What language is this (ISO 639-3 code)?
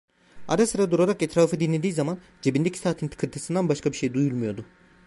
tur